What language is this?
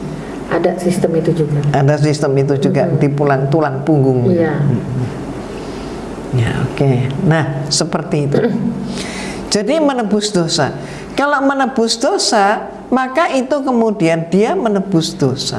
Indonesian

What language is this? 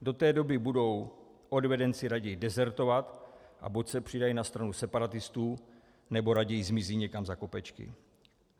Czech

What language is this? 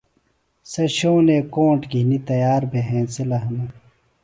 Phalura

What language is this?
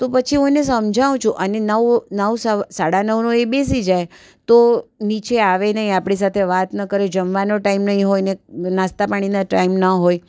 Gujarati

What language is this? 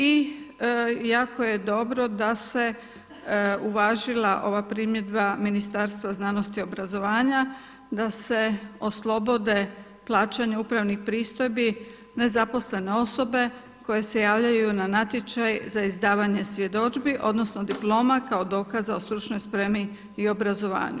Croatian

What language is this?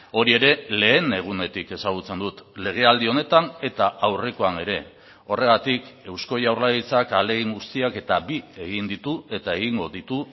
Basque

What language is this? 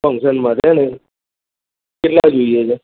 Gujarati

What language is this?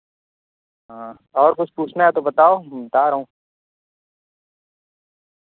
Urdu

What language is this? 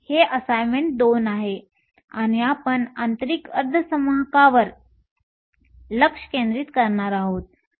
Marathi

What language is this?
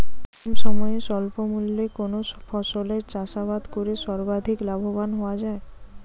Bangla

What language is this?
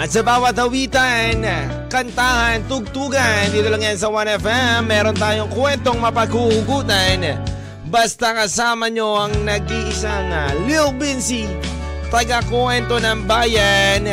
Filipino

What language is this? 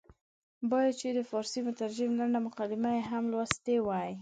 Pashto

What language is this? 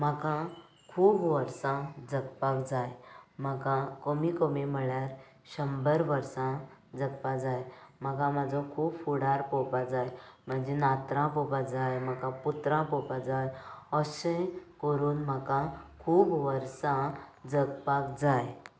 Konkani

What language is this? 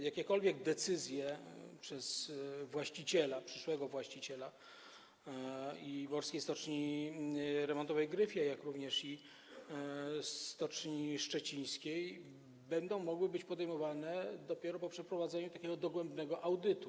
Polish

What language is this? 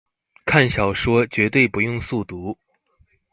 Chinese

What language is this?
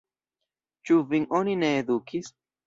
Esperanto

